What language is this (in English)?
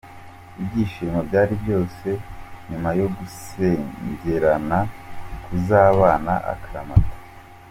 Kinyarwanda